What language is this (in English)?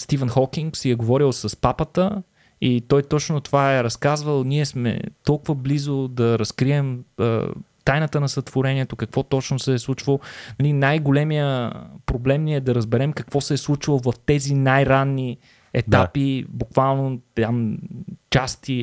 Bulgarian